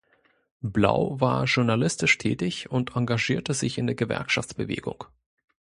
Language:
German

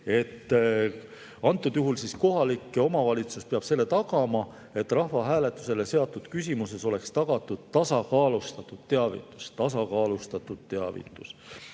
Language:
Estonian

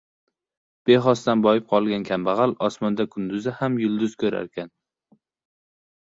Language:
Uzbek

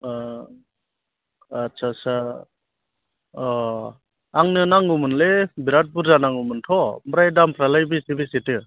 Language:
Bodo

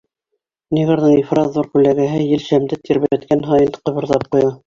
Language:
Bashkir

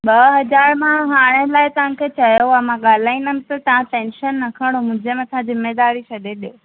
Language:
Sindhi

